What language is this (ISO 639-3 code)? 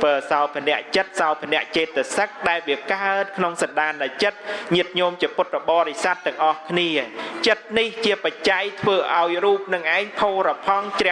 vie